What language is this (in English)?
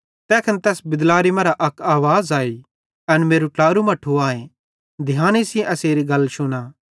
Bhadrawahi